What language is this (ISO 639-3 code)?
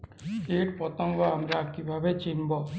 ben